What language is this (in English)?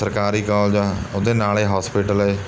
Punjabi